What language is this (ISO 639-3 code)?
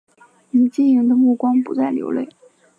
zho